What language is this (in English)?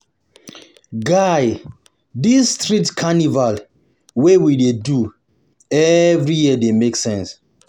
Nigerian Pidgin